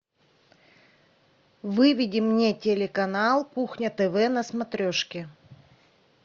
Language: Russian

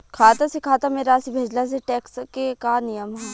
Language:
Bhojpuri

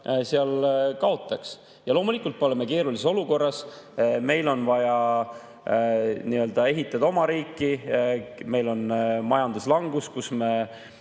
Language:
Estonian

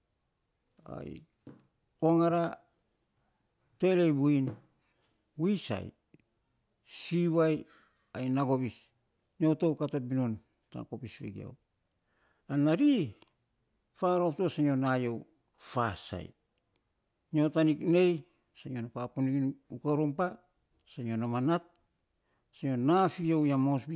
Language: Saposa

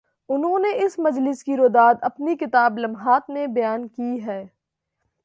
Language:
Urdu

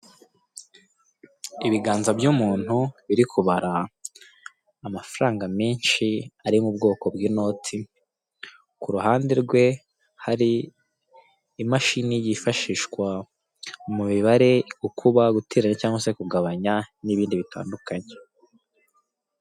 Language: Kinyarwanda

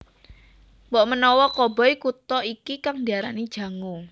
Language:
Javanese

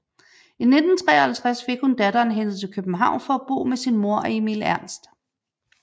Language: Danish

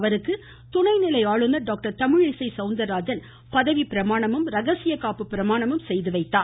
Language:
Tamil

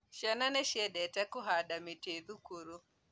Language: Kikuyu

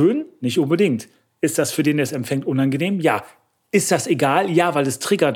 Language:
German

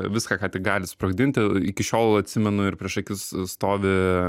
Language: Lithuanian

